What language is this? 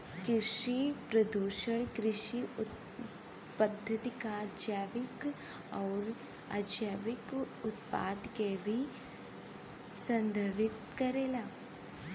Bhojpuri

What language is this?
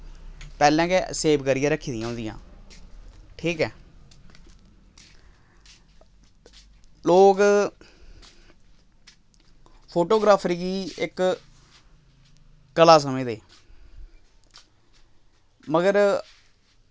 Dogri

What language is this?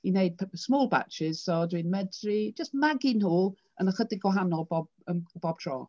Welsh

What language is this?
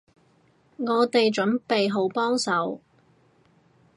Cantonese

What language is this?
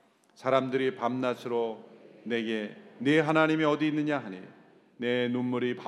Korean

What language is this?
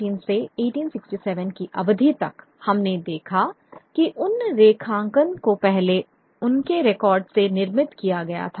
Hindi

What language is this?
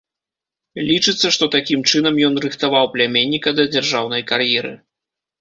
Belarusian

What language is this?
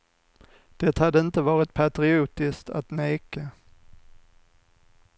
Swedish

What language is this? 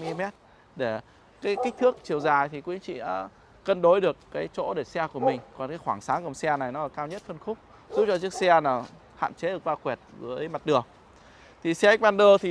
Vietnamese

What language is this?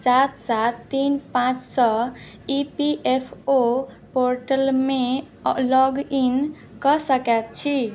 Maithili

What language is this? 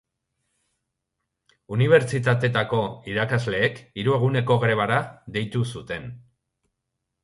Basque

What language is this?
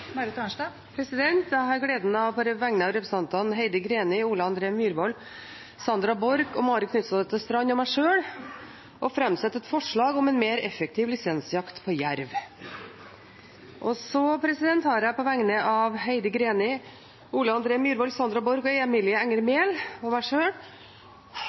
Norwegian Bokmål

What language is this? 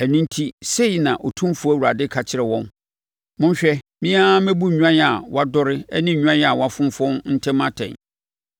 Akan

